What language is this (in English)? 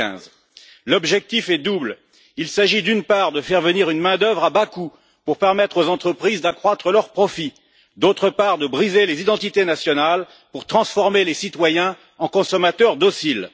French